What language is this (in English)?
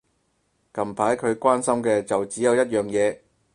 Cantonese